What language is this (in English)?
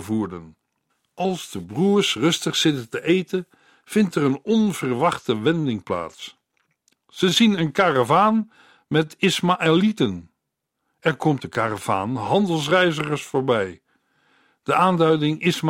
Dutch